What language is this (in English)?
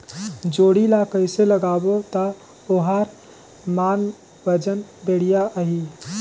Chhattisgarhi